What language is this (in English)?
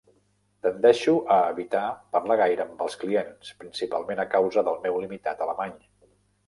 Catalan